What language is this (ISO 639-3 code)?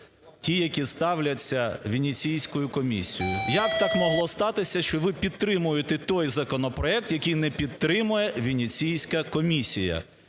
ukr